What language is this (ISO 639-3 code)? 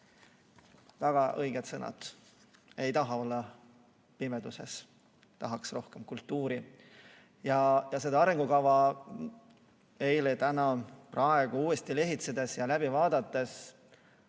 est